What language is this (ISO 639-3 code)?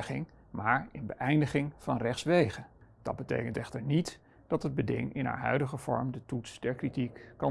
nld